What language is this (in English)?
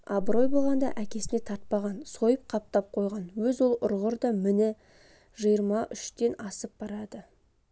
Kazakh